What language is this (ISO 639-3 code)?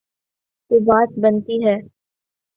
urd